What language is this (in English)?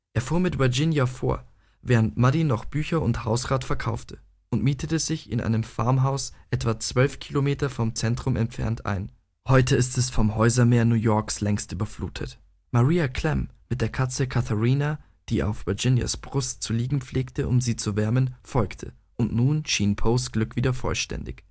German